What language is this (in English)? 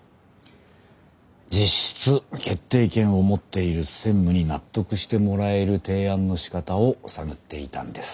Japanese